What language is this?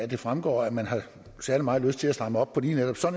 Danish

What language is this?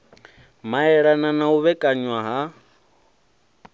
Venda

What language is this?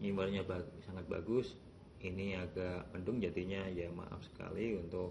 Indonesian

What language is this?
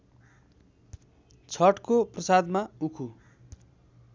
Nepali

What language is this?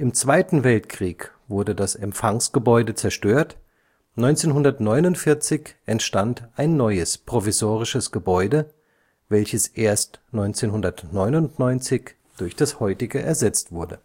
German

